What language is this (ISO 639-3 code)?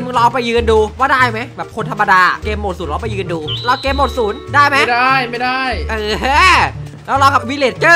tha